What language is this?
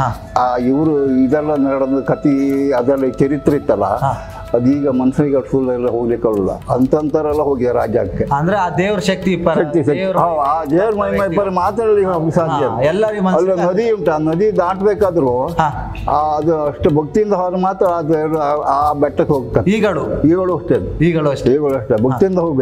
Kannada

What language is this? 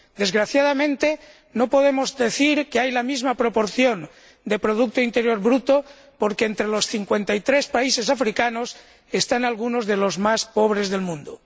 Spanish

